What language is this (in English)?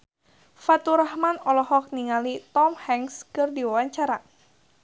Sundanese